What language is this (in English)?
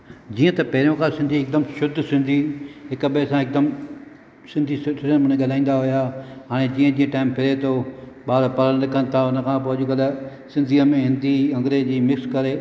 Sindhi